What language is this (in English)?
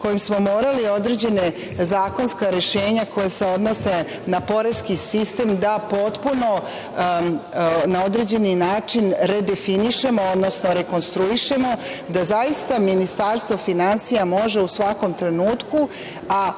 Serbian